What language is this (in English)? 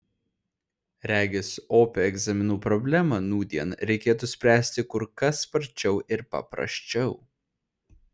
Lithuanian